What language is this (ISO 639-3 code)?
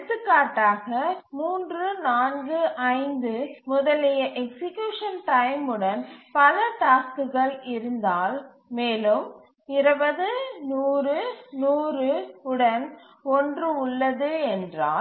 tam